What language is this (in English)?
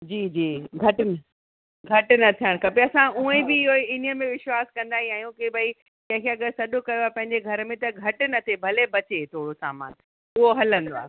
Sindhi